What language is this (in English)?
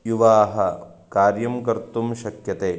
Sanskrit